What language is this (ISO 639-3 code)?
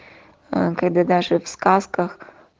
rus